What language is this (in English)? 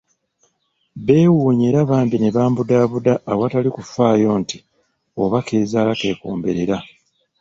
Ganda